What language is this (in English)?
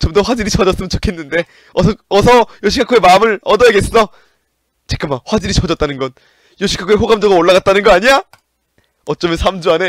Korean